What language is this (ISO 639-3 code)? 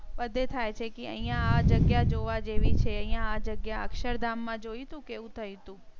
guj